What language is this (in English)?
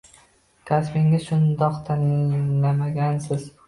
Uzbek